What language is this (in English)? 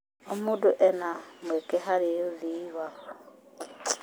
Kikuyu